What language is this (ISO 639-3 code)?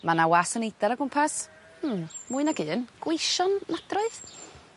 cym